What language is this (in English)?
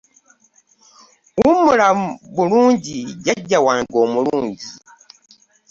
Ganda